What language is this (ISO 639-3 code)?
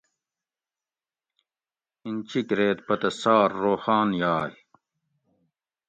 gwc